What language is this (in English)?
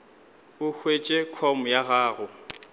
Northern Sotho